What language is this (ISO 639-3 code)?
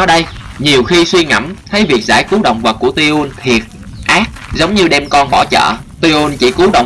vie